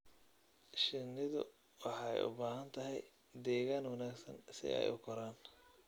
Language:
Somali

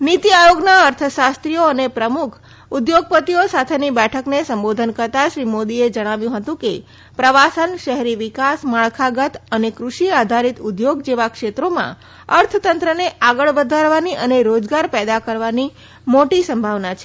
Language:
Gujarati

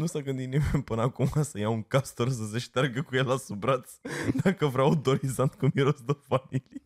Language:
Romanian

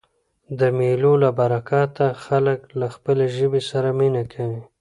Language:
Pashto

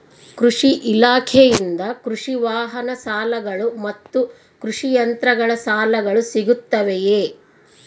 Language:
Kannada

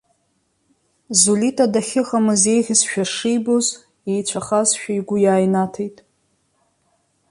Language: Abkhazian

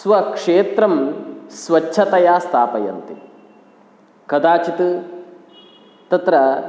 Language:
Sanskrit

